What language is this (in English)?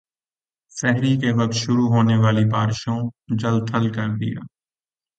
Urdu